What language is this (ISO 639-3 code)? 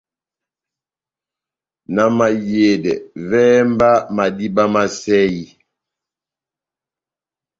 bnm